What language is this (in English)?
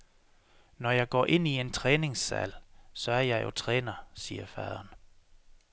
Danish